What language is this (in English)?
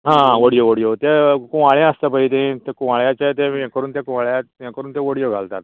Konkani